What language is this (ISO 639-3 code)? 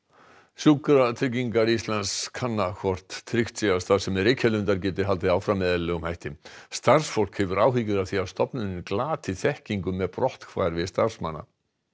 isl